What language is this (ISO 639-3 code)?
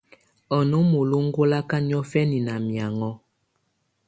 tvu